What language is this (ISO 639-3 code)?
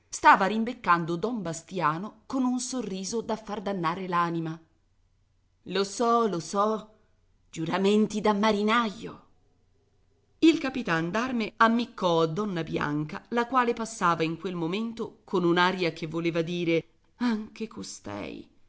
ita